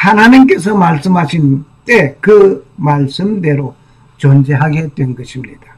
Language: Korean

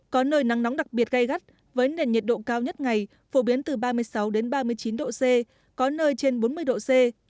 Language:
Vietnamese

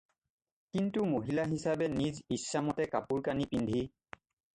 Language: Assamese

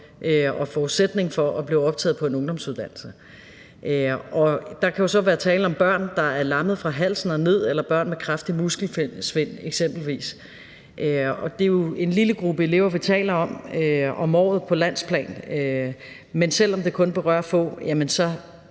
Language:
Danish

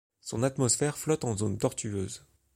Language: French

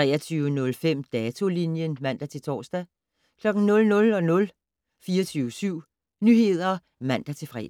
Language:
Danish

